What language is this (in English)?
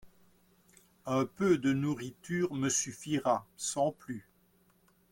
French